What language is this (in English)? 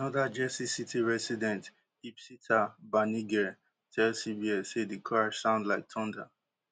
Nigerian Pidgin